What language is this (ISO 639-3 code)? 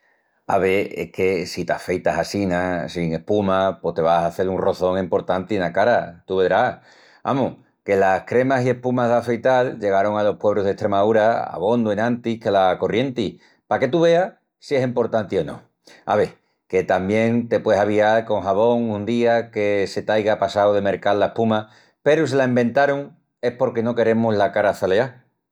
ext